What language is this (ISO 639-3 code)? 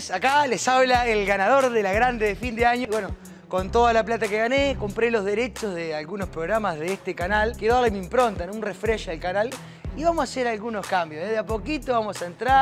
spa